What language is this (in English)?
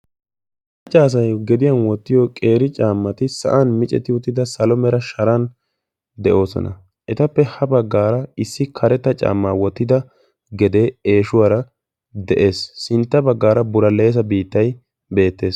Wolaytta